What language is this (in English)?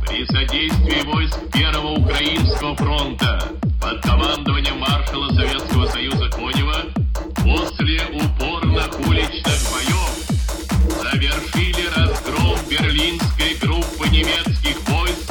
Russian